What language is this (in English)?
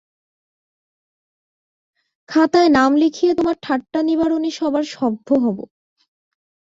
Bangla